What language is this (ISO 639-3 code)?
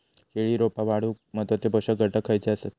mar